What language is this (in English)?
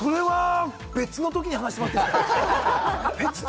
Japanese